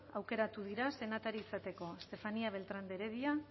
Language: Basque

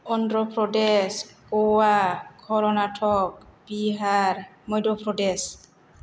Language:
Bodo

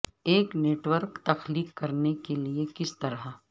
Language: Urdu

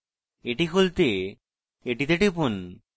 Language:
Bangla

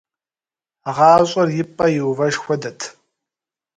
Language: Kabardian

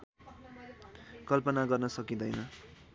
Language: Nepali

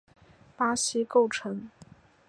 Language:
Chinese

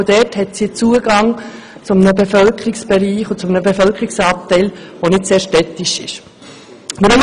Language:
Swiss German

